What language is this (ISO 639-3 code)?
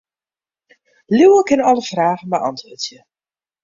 fry